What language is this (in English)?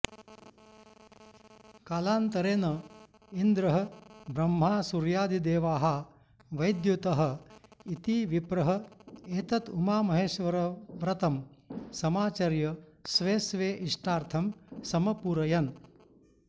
Sanskrit